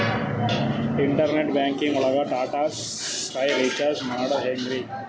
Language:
Kannada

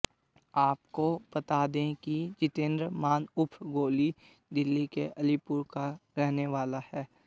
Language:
Hindi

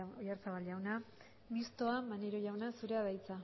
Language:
Basque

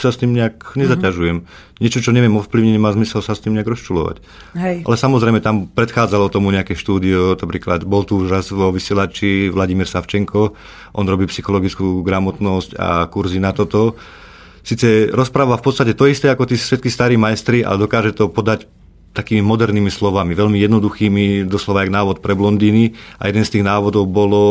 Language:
Slovak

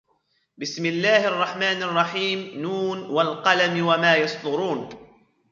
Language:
Arabic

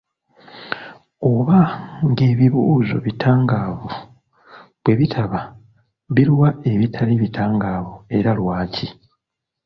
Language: Ganda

